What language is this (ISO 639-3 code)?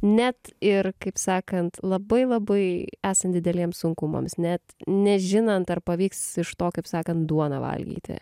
lit